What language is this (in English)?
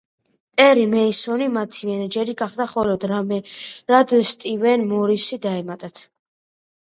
Georgian